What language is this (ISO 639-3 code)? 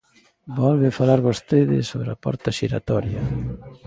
glg